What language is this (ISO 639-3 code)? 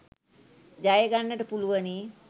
sin